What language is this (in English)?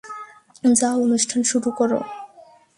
Bangla